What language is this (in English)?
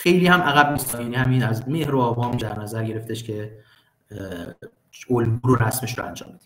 Persian